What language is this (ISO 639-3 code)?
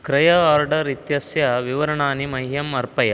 san